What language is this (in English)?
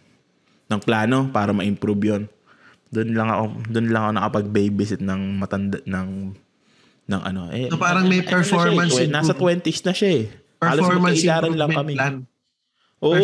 Filipino